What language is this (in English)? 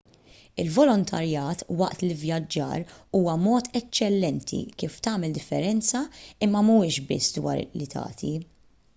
Maltese